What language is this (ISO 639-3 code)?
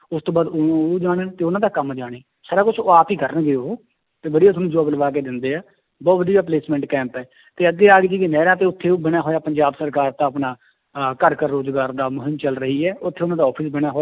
pan